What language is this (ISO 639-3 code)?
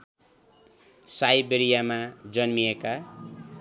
nep